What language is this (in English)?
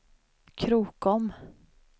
Swedish